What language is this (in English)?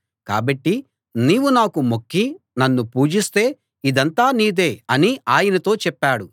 Telugu